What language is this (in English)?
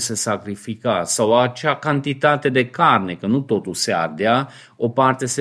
Romanian